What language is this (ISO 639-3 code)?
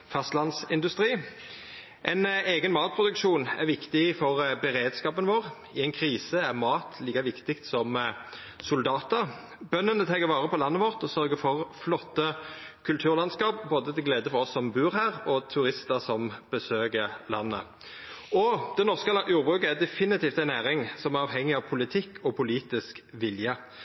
nno